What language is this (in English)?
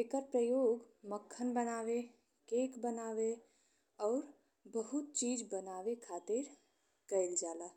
Bhojpuri